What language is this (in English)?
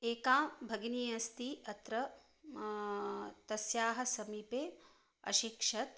Sanskrit